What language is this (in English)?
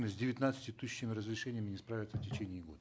Kazakh